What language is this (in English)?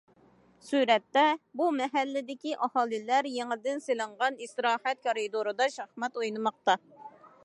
Uyghur